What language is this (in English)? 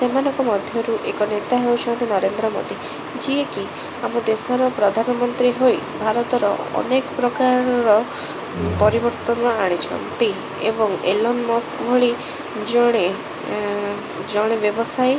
Odia